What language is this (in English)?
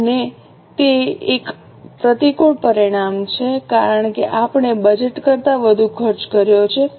Gujarati